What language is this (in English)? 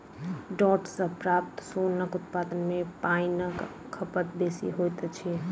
Maithili